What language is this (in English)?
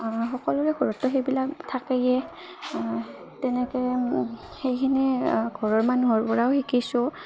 Assamese